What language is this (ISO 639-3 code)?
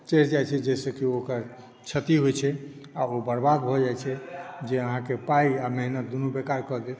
mai